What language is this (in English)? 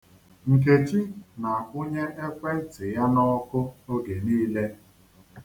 Igbo